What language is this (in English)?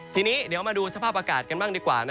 Thai